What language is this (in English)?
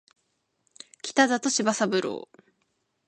Japanese